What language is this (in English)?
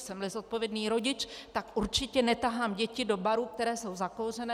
Czech